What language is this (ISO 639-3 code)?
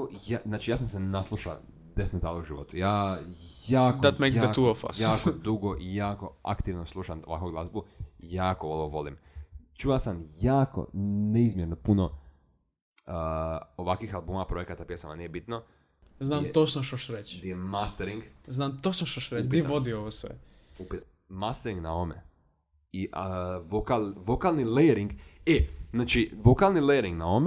hrv